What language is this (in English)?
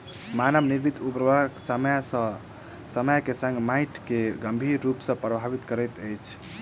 Maithili